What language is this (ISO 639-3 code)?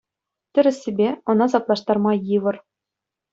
chv